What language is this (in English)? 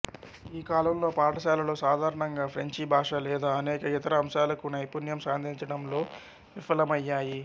Telugu